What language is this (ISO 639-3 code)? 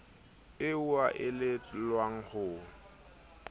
sot